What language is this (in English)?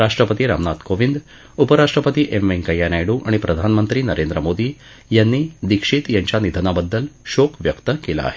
Marathi